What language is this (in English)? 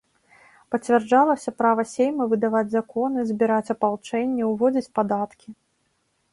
Belarusian